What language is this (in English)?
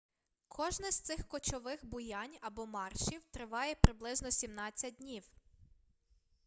Ukrainian